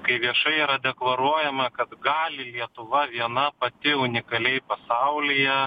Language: Lithuanian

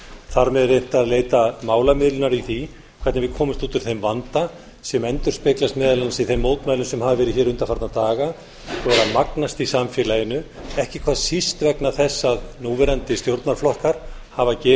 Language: Icelandic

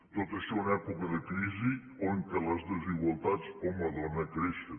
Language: Catalan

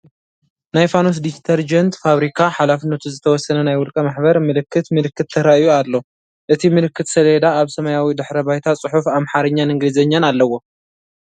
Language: Tigrinya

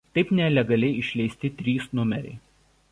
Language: Lithuanian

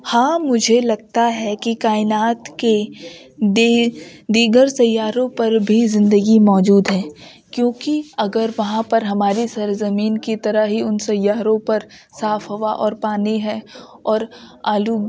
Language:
Urdu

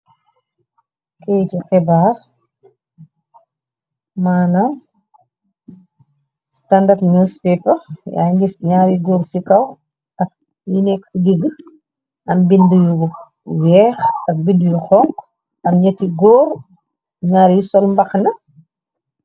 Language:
Wolof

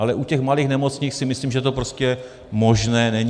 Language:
Czech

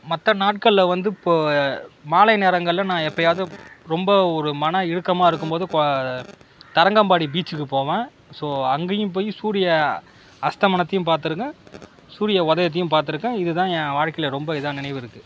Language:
Tamil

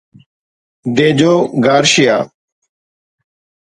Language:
Sindhi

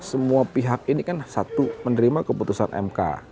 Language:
Indonesian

